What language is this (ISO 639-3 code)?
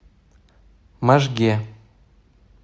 rus